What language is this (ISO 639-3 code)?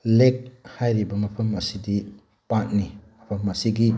mni